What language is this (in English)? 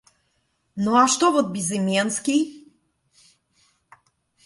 Russian